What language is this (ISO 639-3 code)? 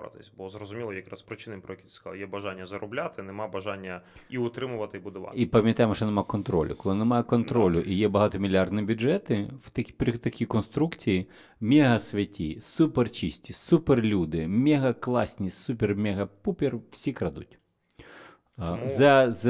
ukr